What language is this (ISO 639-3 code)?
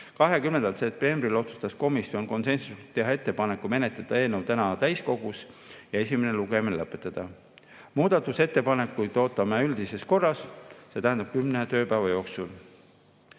est